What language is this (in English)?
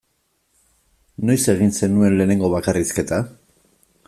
Basque